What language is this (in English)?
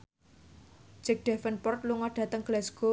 Javanese